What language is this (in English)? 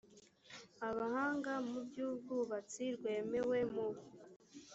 Kinyarwanda